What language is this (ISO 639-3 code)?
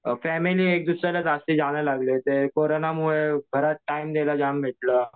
mar